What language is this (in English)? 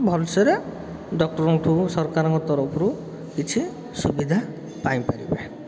Odia